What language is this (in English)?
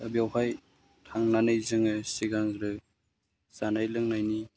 Bodo